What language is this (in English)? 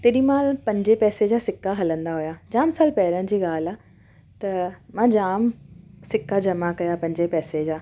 Sindhi